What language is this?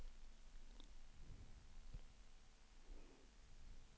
Swedish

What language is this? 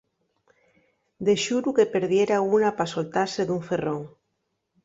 Asturian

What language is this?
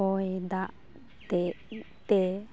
Santali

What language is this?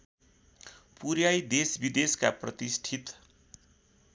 Nepali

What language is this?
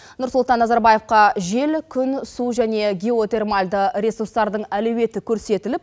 Kazakh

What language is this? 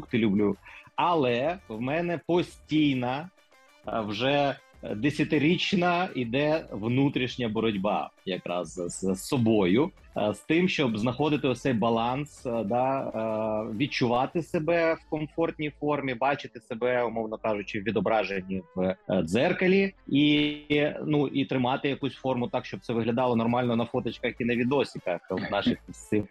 Ukrainian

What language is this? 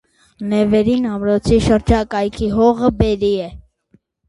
Armenian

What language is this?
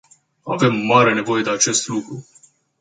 Romanian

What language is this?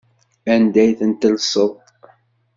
Kabyle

